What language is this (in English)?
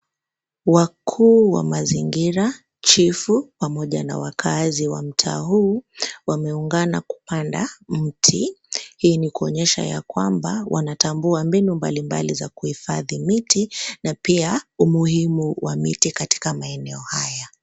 Swahili